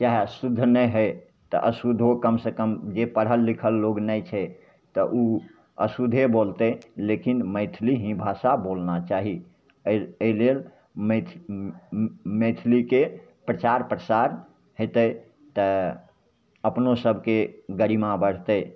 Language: Maithili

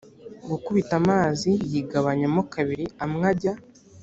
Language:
Kinyarwanda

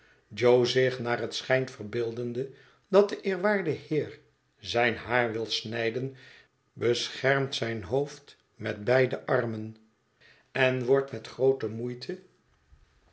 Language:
Dutch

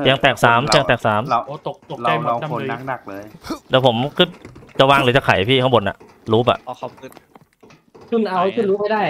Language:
Thai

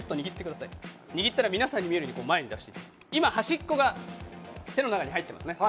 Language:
Japanese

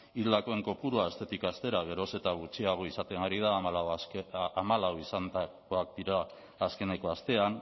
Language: Basque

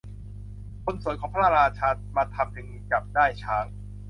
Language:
Thai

